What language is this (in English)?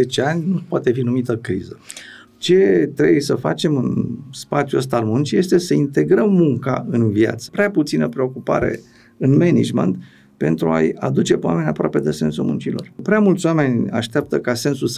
Romanian